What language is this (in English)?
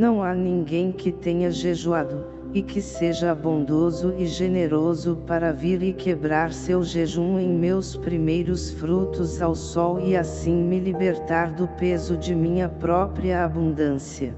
Portuguese